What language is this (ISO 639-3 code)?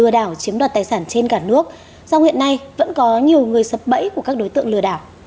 vie